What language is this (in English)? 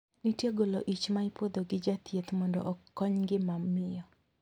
Luo (Kenya and Tanzania)